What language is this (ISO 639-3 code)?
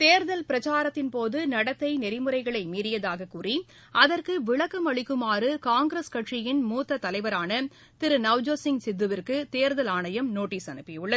tam